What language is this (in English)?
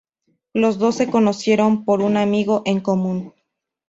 Spanish